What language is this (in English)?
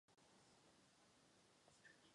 Czech